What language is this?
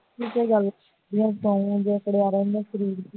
Punjabi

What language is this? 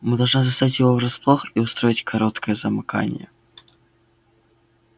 Russian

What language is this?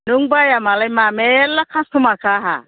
Bodo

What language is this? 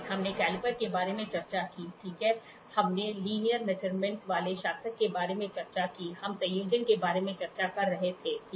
Hindi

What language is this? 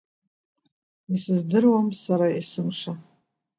Abkhazian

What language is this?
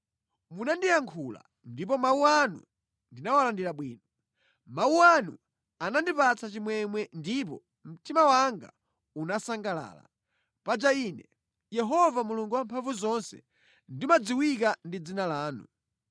Nyanja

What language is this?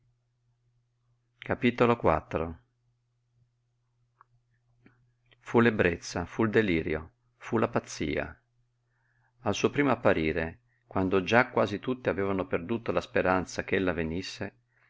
Italian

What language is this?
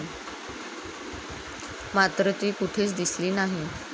Marathi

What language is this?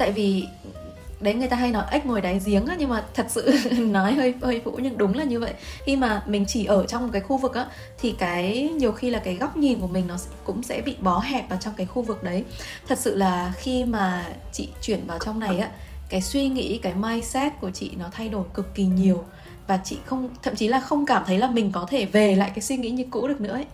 Vietnamese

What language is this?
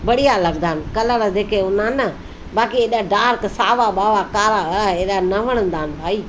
Sindhi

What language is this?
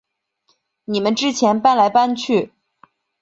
Chinese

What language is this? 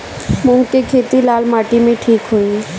Bhojpuri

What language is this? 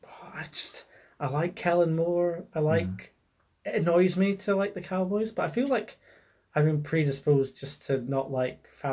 English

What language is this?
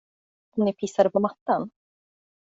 Swedish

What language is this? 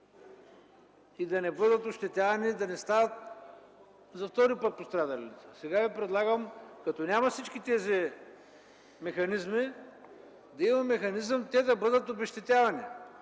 Bulgarian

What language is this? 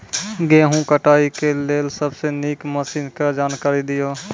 Maithili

